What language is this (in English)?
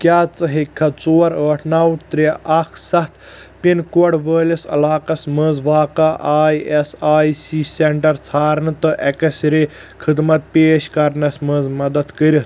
Kashmiri